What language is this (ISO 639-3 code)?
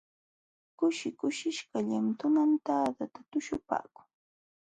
qxw